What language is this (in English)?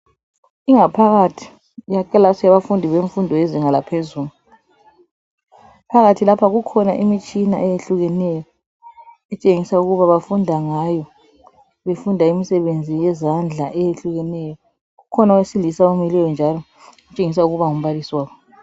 North Ndebele